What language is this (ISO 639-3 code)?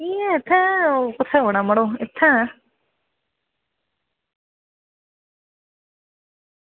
doi